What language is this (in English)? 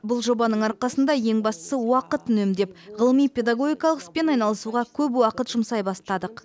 Kazakh